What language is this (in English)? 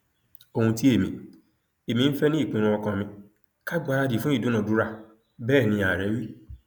Yoruba